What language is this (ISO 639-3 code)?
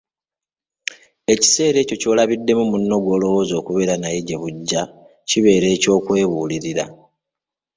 lug